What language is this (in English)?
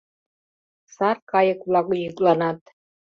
Mari